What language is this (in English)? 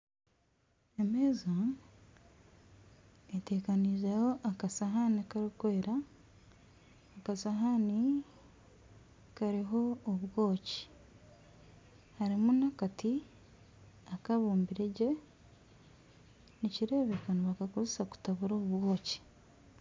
Nyankole